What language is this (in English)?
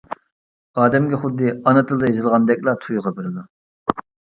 Uyghur